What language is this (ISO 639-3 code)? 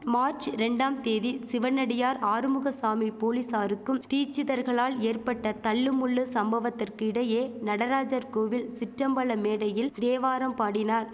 tam